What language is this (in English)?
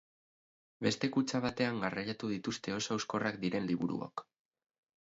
Basque